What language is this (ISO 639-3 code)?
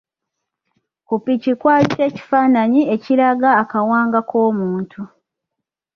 lug